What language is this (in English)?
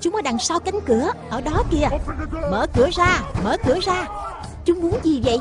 Vietnamese